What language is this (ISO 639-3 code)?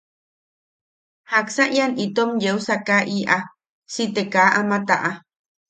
yaq